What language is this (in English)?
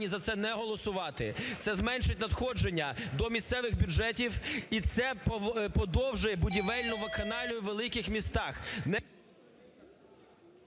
Ukrainian